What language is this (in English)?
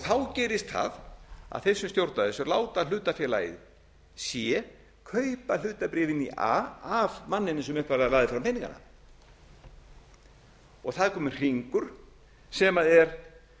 Icelandic